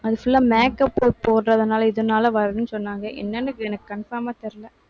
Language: Tamil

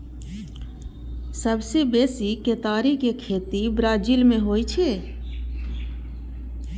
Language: Maithili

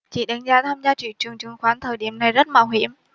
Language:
Vietnamese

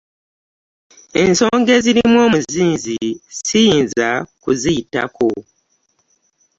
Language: Ganda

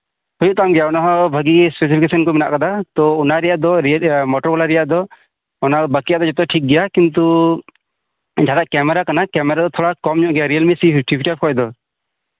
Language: Santali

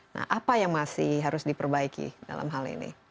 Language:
Indonesian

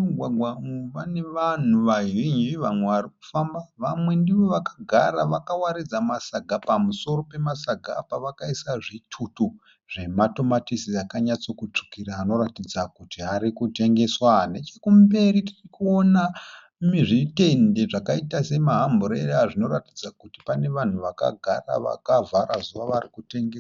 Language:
Shona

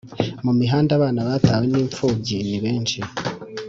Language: Kinyarwanda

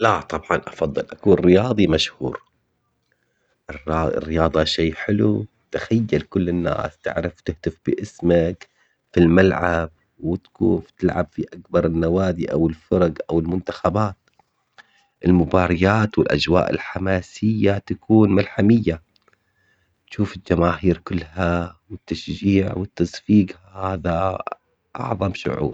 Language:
Omani Arabic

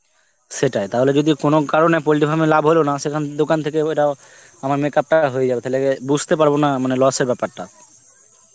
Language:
Bangla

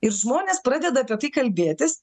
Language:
Lithuanian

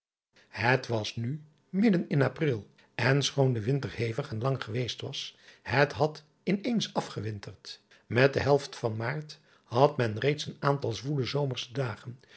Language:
Dutch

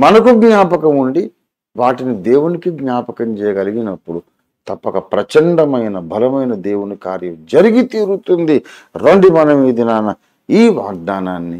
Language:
Telugu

